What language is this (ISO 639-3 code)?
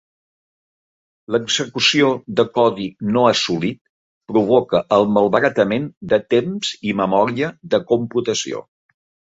cat